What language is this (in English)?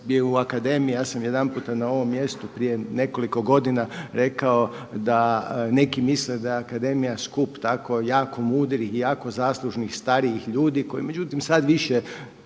Croatian